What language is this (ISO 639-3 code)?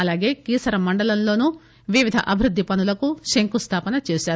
tel